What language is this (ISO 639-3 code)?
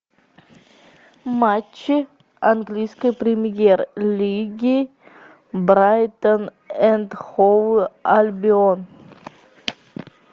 rus